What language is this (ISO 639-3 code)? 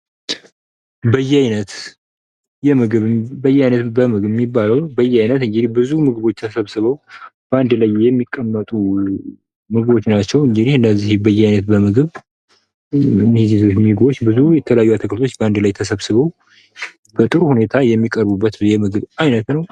amh